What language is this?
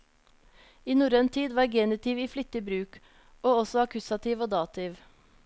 Norwegian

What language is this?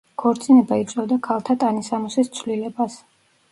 Georgian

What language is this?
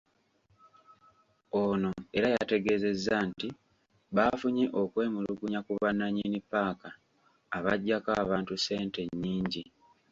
Ganda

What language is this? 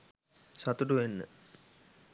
Sinhala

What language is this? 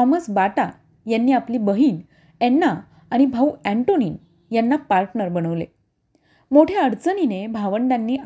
Marathi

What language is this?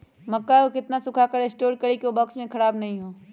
Magahi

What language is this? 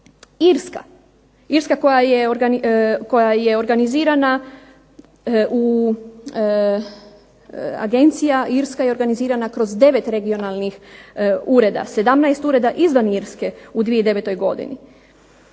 Croatian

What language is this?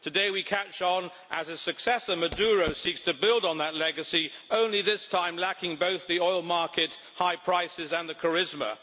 English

